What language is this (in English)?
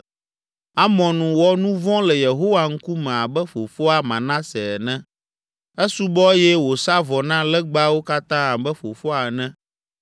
Ewe